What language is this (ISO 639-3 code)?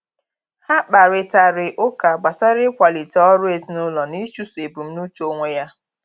ibo